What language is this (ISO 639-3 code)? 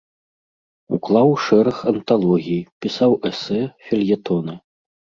bel